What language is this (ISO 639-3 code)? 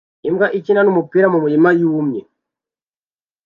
kin